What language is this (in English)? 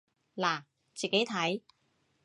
Cantonese